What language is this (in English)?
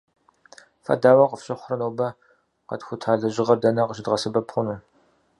Kabardian